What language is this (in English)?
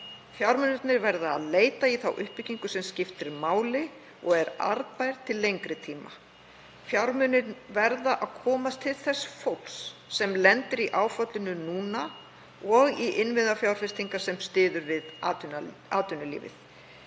Icelandic